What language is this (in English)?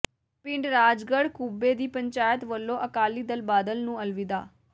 Punjabi